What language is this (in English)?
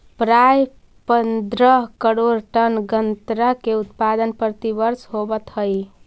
Magahi